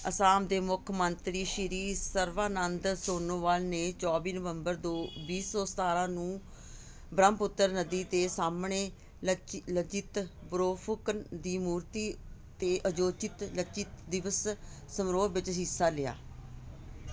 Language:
Punjabi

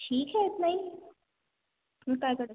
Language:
Hindi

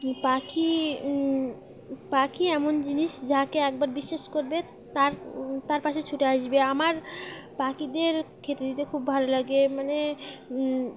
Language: Bangla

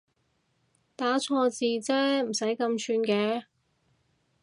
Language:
Cantonese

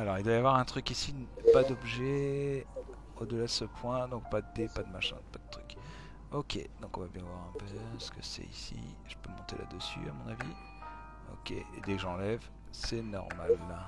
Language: French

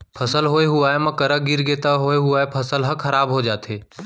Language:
Chhattisgarhi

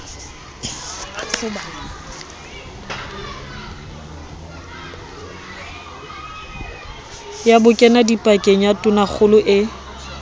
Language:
Southern Sotho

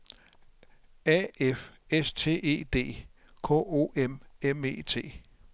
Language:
Danish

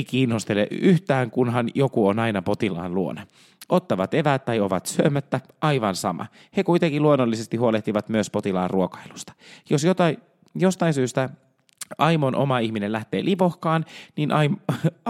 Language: Finnish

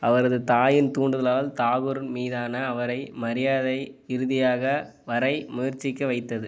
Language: Tamil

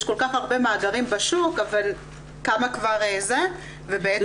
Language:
Hebrew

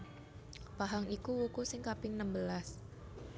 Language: Javanese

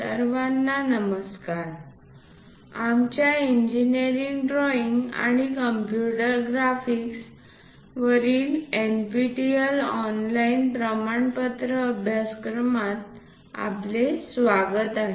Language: Marathi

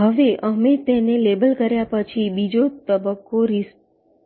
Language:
Gujarati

